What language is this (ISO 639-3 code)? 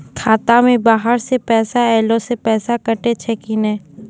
mai